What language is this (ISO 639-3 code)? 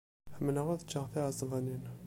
kab